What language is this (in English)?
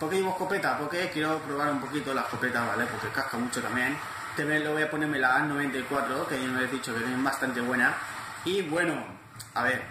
Spanish